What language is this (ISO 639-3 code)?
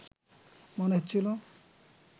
ben